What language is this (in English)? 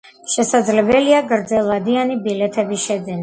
Georgian